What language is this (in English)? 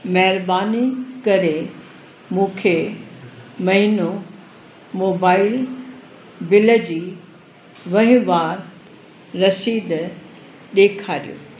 Sindhi